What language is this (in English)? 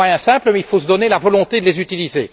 French